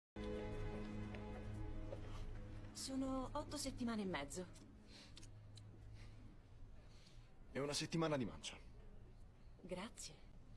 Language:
Italian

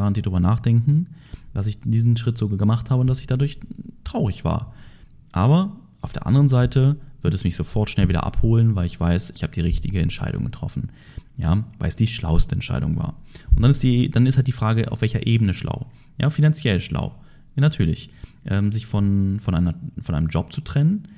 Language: German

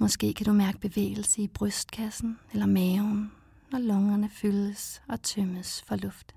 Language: Danish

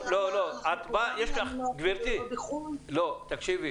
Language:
Hebrew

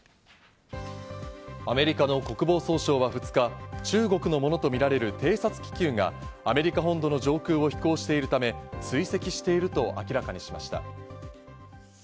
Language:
Japanese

